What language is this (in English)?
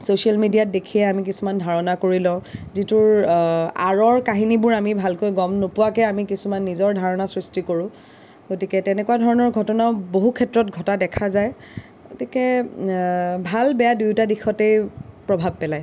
Assamese